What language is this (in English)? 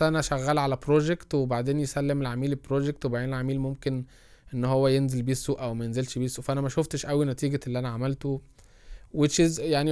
Arabic